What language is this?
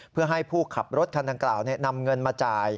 Thai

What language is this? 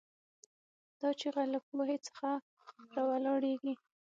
Pashto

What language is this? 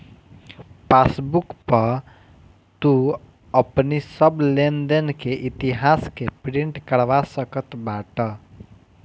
Bhojpuri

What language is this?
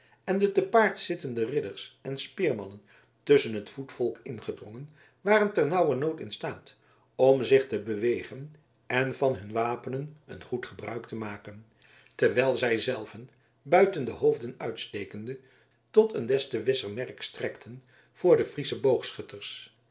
Dutch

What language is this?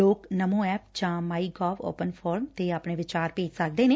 Punjabi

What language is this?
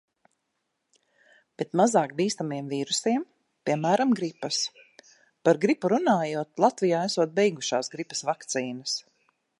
Latvian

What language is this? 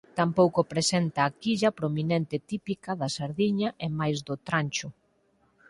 Galician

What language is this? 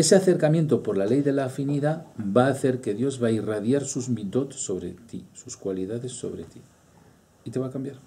Spanish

